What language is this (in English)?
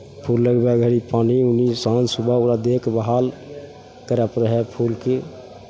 Maithili